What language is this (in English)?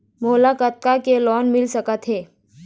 Chhattisgarhi